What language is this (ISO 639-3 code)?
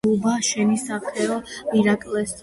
kat